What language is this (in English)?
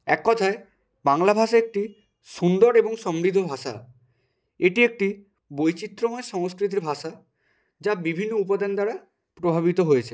Bangla